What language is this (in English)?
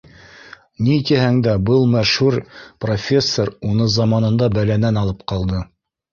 Bashkir